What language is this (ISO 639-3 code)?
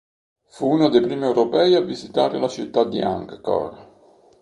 ita